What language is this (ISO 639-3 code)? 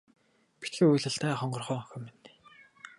mon